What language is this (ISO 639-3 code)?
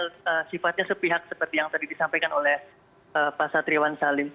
ind